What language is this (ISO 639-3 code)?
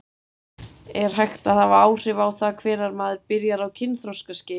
isl